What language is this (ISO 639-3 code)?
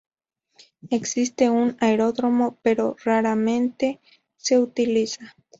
spa